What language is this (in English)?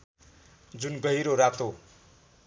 Nepali